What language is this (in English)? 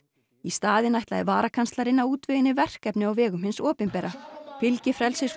Icelandic